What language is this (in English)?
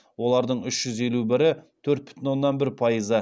Kazakh